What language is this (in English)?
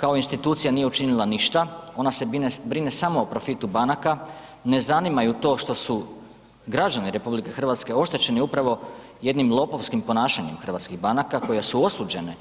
Croatian